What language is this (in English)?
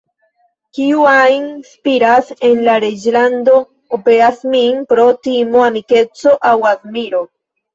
Esperanto